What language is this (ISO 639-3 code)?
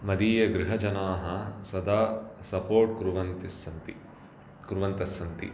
san